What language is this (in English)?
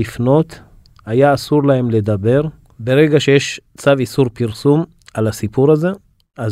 Hebrew